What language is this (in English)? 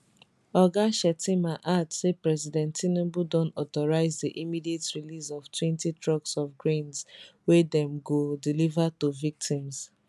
Nigerian Pidgin